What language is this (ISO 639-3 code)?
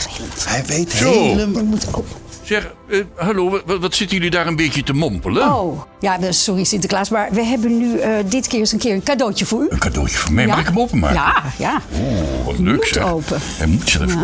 nld